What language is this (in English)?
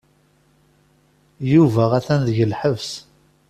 Kabyle